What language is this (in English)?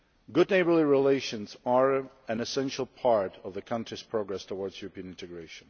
English